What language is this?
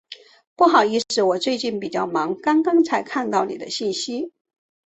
Chinese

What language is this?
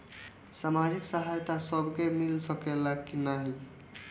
Bhojpuri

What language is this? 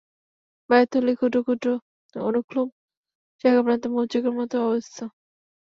Bangla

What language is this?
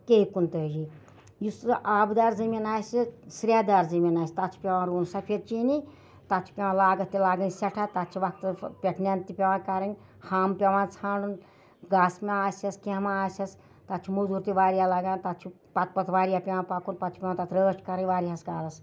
Kashmiri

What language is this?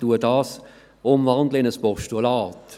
Swiss German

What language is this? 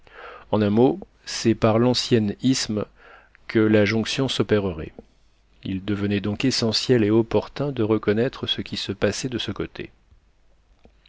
French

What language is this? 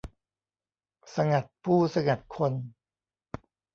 Thai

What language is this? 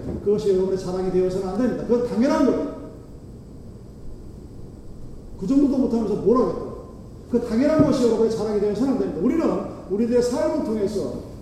Korean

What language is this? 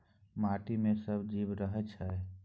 Maithili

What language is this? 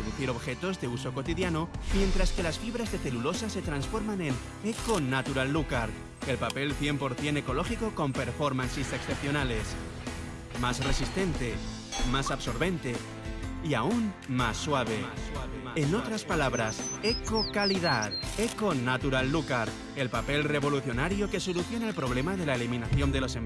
Spanish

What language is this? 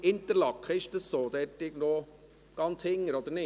Swiss German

